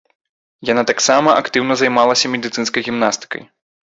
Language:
Belarusian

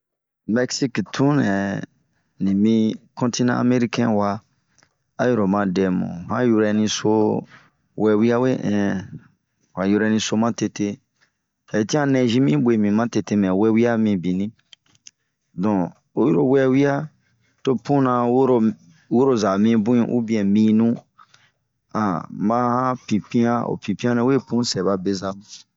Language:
Bomu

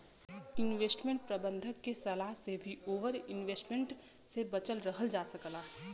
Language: Bhojpuri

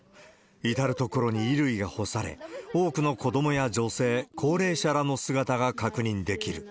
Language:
Japanese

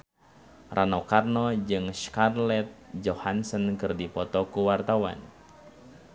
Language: Sundanese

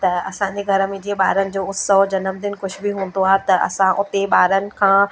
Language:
Sindhi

